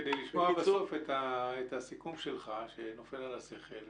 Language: Hebrew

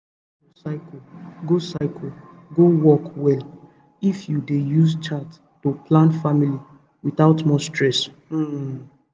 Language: Nigerian Pidgin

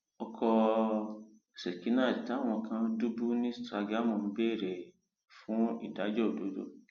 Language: Yoruba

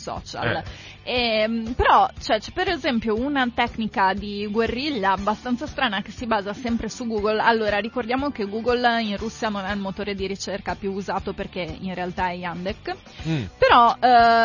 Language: Italian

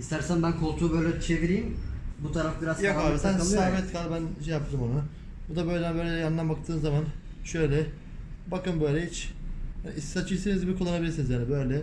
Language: Turkish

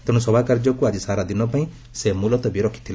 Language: Odia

